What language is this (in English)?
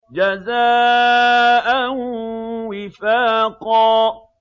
Arabic